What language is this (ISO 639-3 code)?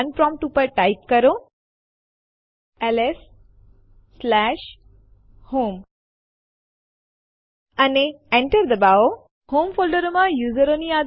guj